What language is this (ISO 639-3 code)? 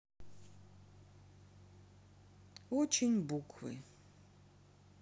rus